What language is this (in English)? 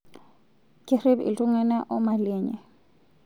Masai